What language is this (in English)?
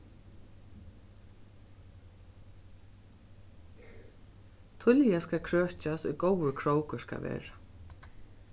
Faroese